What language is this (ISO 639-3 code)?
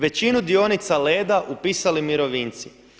hrv